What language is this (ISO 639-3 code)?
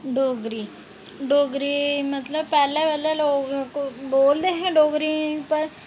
doi